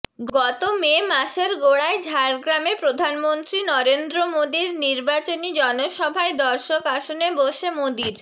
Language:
Bangla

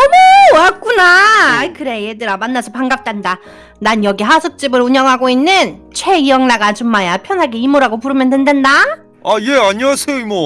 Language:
Korean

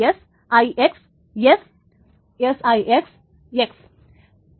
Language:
Malayalam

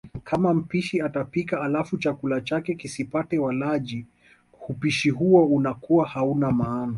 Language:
Swahili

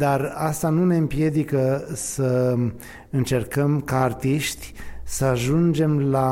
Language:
Romanian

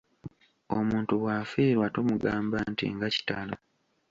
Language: Ganda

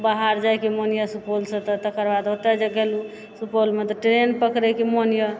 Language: Maithili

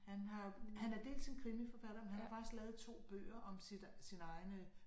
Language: Danish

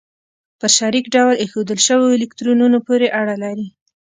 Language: Pashto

